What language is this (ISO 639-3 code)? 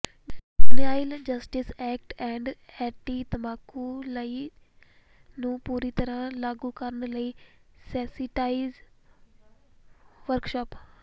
pan